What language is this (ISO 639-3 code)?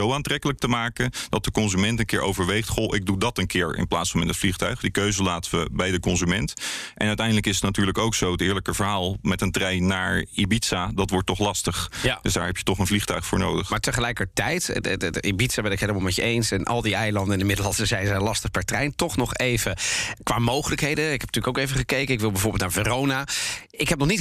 nld